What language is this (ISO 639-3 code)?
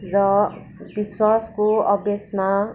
nep